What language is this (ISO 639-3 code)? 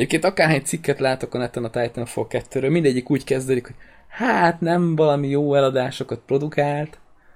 hun